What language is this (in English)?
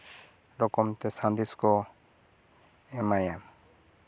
Santali